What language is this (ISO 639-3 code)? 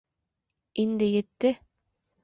bak